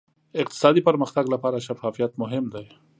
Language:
Pashto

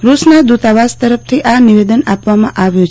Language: Gujarati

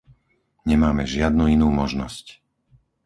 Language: Slovak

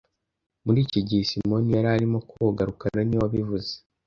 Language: Kinyarwanda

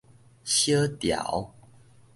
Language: Min Nan Chinese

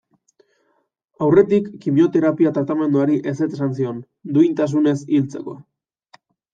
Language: Basque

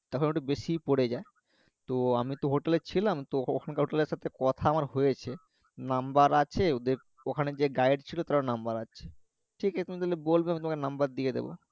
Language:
Bangla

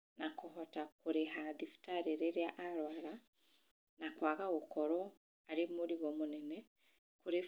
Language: Kikuyu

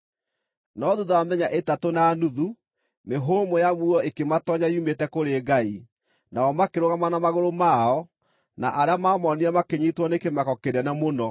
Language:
Kikuyu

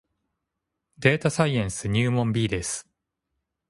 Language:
Japanese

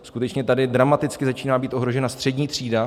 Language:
Czech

